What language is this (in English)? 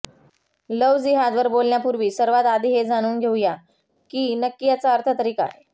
Marathi